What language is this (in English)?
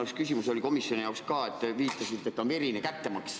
Estonian